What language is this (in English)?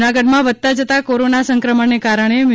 Gujarati